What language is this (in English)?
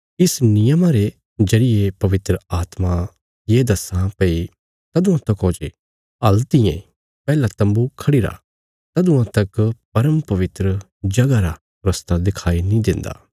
Bilaspuri